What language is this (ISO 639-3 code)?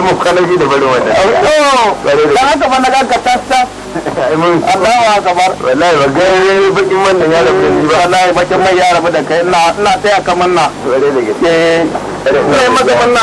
tha